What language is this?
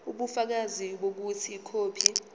Zulu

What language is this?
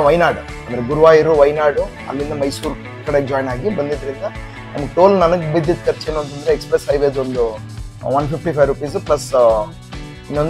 Kannada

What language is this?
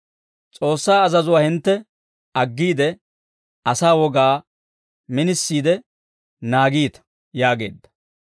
Dawro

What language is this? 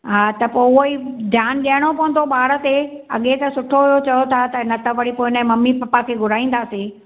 Sindhi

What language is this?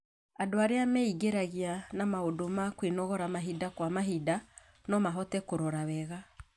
Kikuyu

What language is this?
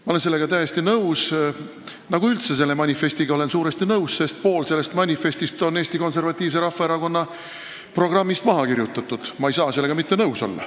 Estonian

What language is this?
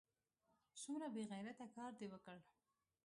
Pashto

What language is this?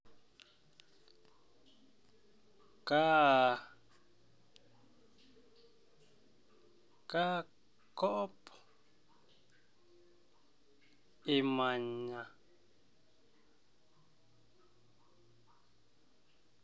Masai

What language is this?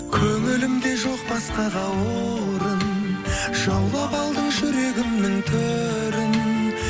Kazakh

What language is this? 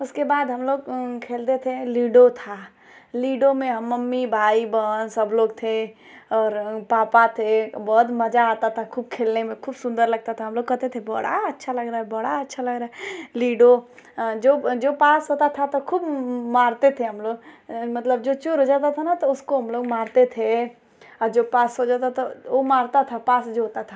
Hindi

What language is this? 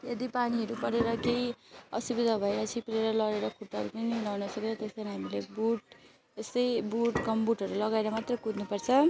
Nepali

